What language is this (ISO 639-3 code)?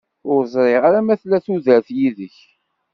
kab